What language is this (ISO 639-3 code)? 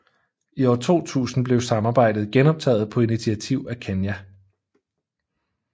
dan